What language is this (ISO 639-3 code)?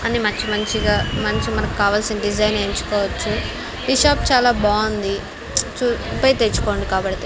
tel